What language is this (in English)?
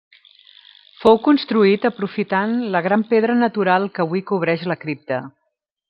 Catalan